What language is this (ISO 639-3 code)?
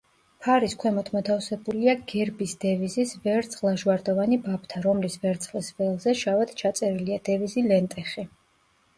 kat